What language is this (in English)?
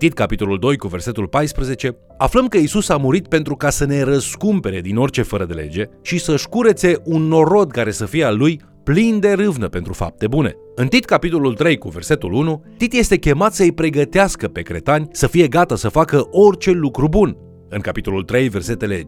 Romanian